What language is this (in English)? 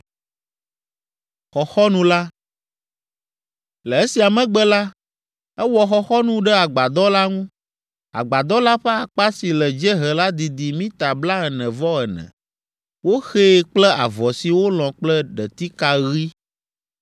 Ewe